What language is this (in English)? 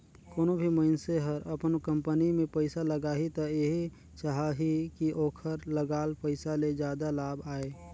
Chhattisgarhi